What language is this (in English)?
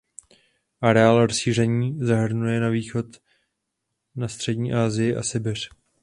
Czech